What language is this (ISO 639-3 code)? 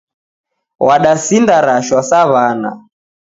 dav